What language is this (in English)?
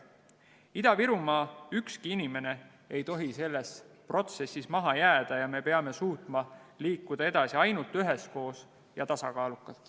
Estonian